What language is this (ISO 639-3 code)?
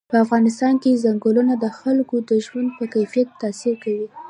pus